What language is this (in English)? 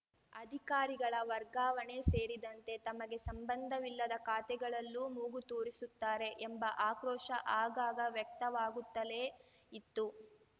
Kannada